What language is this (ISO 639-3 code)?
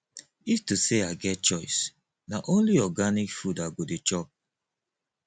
pcm